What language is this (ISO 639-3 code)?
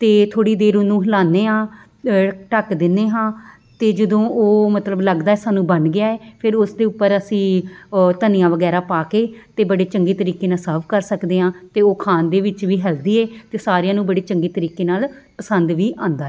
pan